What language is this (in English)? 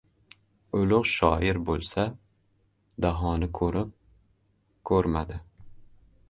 Uzbek